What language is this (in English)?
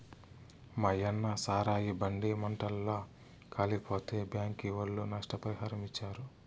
Telugu